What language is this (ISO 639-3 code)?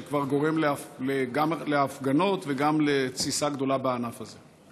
heb